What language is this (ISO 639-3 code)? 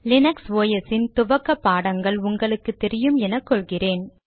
tam